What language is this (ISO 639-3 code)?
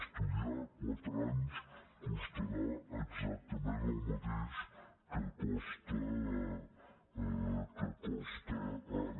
cat